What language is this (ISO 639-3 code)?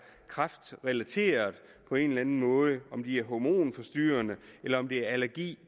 dan